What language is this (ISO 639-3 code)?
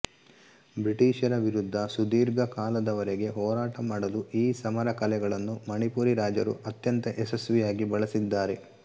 kan